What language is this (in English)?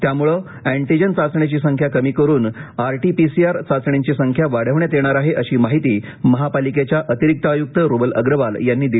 Marathi